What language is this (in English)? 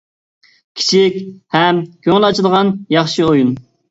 Uyghur